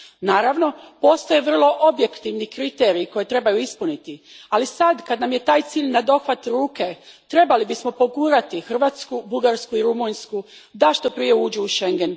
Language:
Croatian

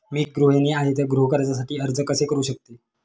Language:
Marathi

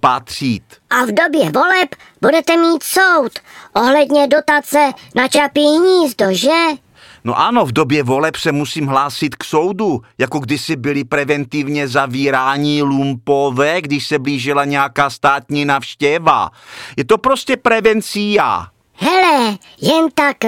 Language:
Czech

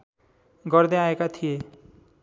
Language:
Nepali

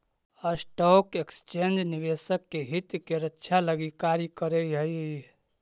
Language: Magahi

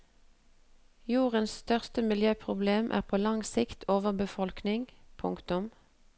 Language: Norwegian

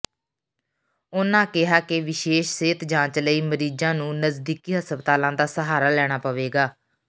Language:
Punjabi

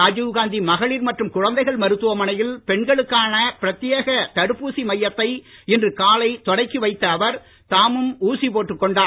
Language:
Tamil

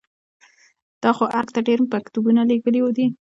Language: Pashto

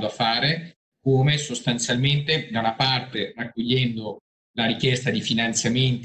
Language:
Italian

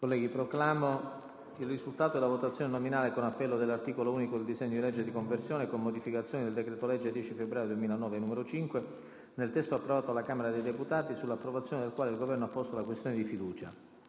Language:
Italian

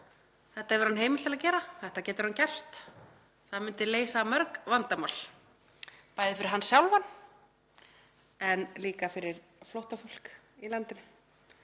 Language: Icelandic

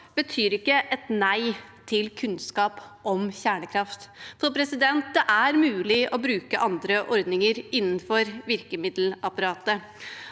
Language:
Norwegian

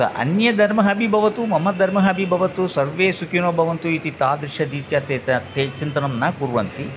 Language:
Sanskrit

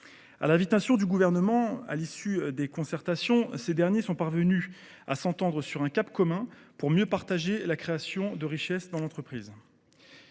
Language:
French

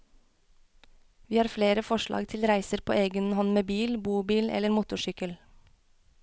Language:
Norwegian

